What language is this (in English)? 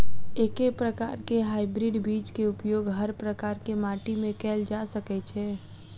Maithili